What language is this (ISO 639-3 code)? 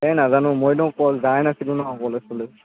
asm